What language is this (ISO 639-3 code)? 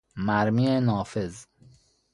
fas